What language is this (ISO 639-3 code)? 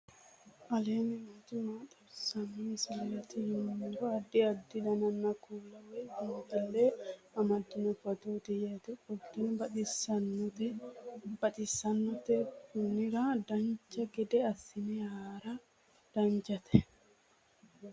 sid